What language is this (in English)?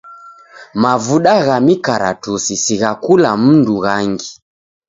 Taita